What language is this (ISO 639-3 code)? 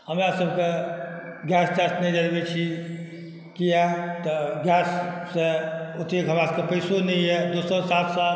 mai